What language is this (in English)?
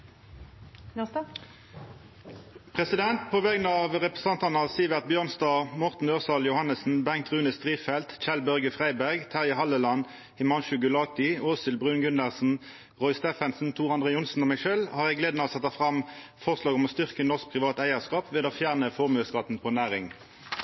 Norwegian Nynorsk